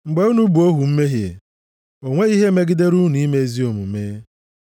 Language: Igbo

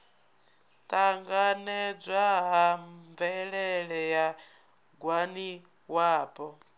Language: Venda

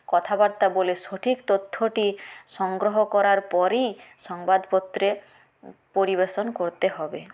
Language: Bangla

